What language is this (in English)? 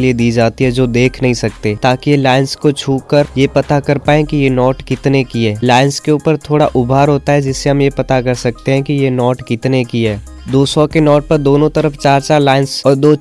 Hindi